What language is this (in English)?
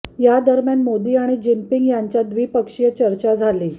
Marathi